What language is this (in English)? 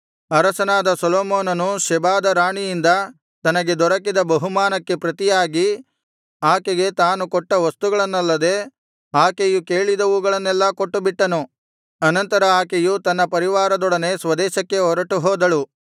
Kannada